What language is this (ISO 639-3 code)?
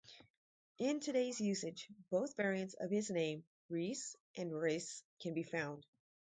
eng